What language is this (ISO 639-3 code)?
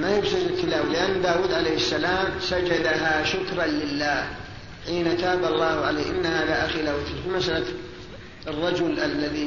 ara